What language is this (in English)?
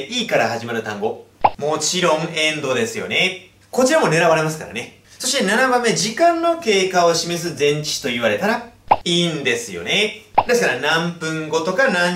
Japanese